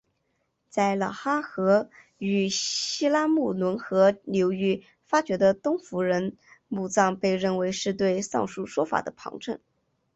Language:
Chinese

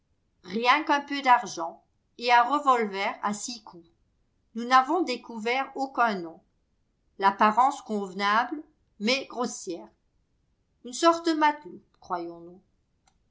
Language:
French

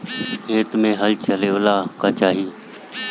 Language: Bhojpuri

